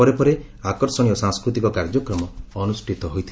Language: Odia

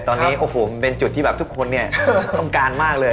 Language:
Thai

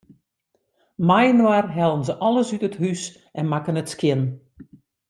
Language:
Western Frisian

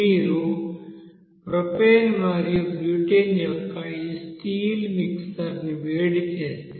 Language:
Telugu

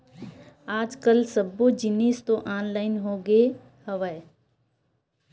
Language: Chhattisgarhi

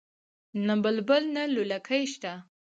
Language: Pashto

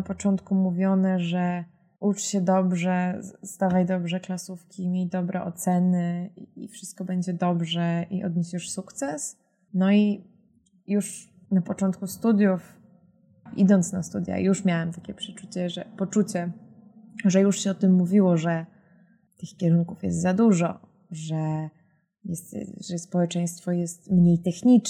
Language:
Polish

